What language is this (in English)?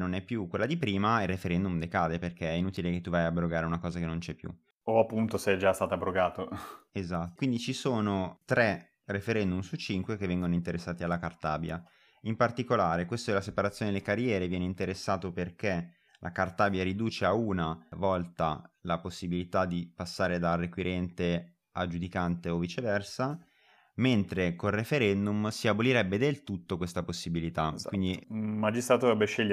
Italian